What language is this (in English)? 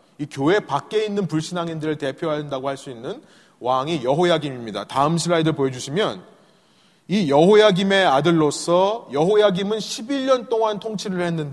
Korean